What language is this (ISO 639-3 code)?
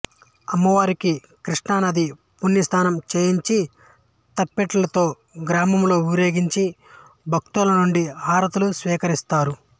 tel